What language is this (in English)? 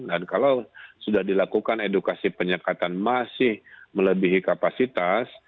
Indonesian